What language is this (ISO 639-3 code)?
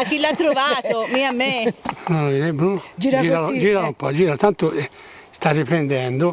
ita